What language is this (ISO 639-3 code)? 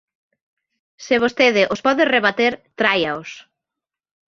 glg